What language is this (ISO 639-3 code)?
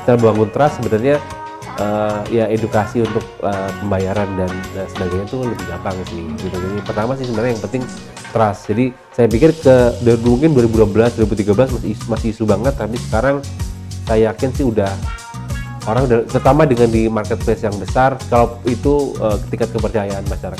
ind